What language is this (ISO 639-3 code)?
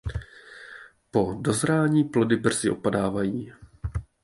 ces